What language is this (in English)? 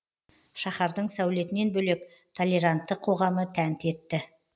Kazakh